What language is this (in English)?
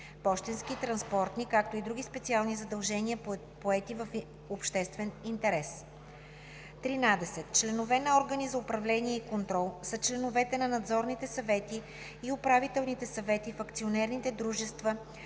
Bulgarian